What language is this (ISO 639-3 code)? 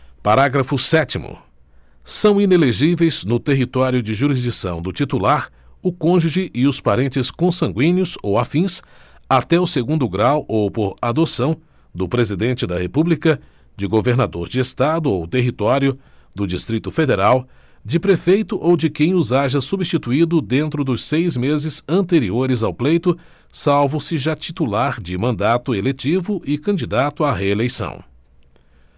por